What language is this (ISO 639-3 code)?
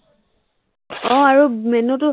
asm